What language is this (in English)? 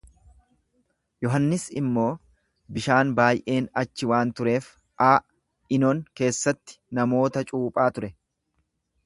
Oromo